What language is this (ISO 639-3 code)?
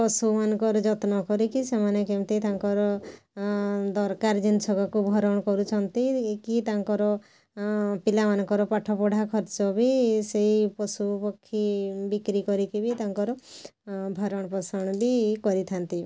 ori